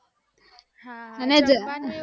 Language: Gujarati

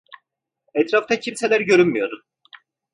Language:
Turkish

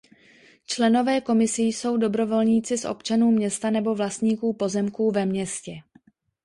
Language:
Czech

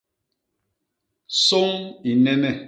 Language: Basaa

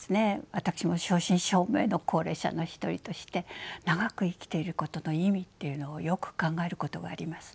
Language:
Japanese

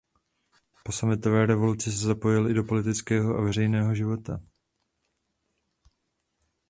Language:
Czech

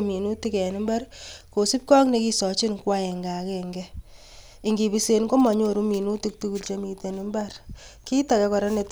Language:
Kalenjin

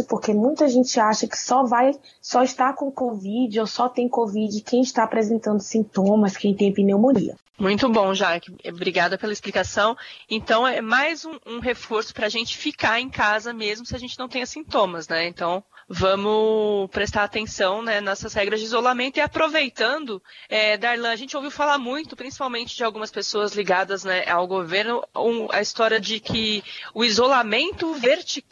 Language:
Portuguese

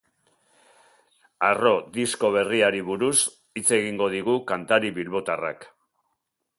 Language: Basque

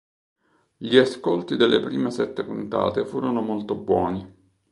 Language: Italian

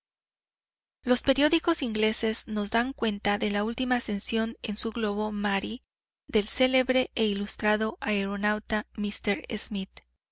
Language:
Spanish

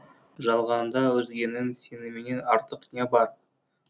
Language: Kazakh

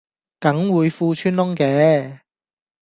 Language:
Cantonese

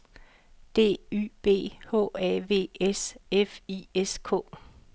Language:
Danish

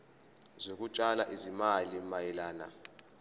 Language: Zulu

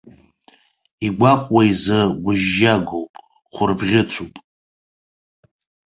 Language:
Abkhazian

